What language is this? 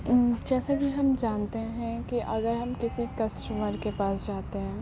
Urdu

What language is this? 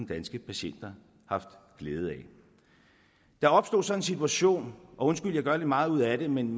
Danish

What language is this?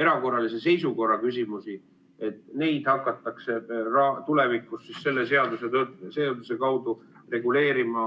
Estonian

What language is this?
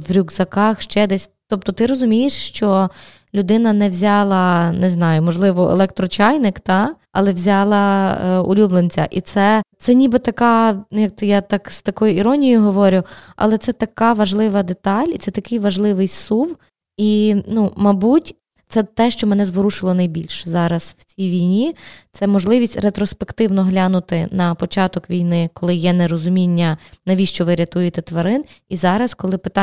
Ukrainian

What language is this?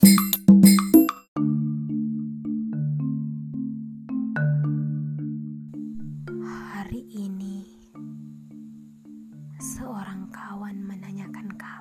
Indonesian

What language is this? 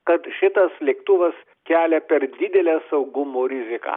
Lithuanian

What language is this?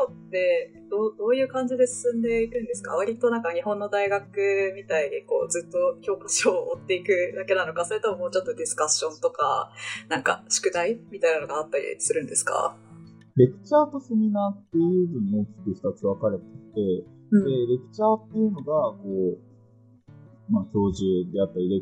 Japanese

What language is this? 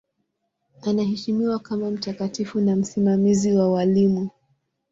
Swahili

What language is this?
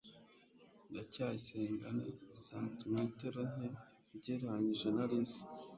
Kinyarwanda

